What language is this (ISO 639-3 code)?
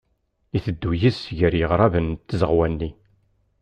kab